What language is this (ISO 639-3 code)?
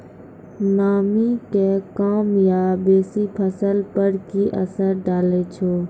mai